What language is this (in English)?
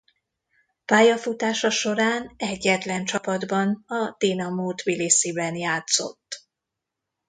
Hungarian